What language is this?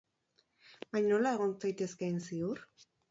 Basque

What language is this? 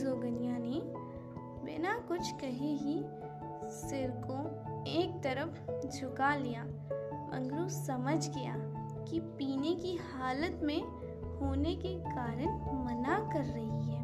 Hindi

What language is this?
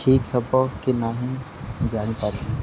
Odia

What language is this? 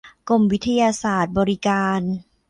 Thai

